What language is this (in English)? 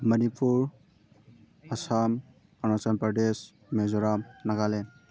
Manipuri